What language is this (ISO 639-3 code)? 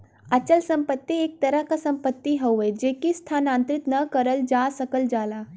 bho